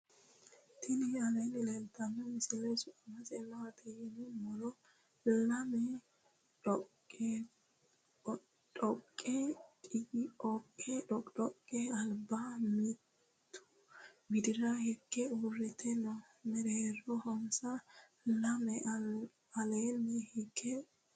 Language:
Sidamo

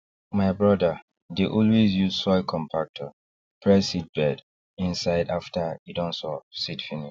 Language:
Nigerian Pidgin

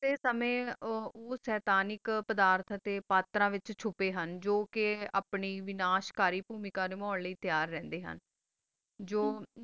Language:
Punjabi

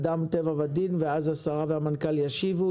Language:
Hebrew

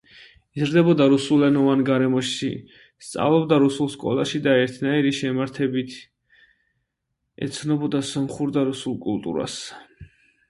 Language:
Georgian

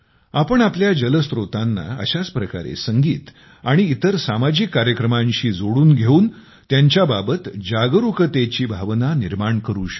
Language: Marathi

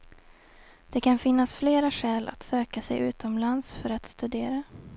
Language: Swedish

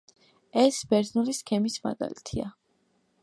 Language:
Georgian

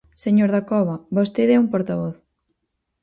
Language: Galician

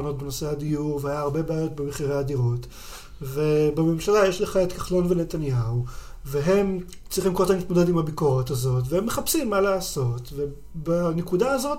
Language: Hebrew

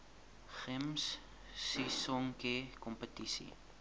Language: Afrikaans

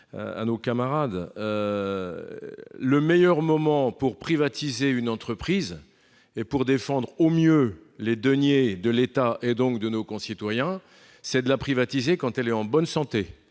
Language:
French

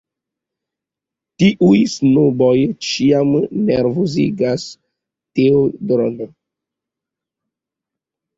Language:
Esperanto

